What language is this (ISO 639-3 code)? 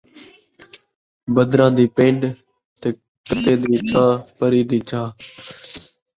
skr